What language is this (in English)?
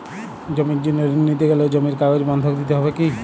Bangla